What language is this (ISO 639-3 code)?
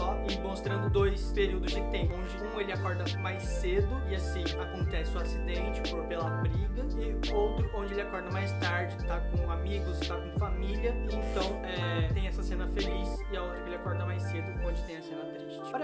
por